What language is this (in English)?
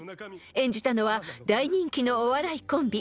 Japanese